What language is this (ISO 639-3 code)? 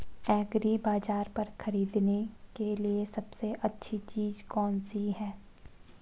hin